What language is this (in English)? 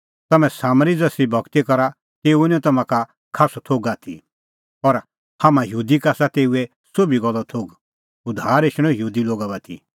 Kullu Pahari